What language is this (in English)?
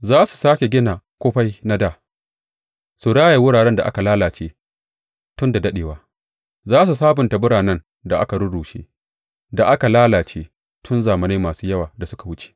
Hausa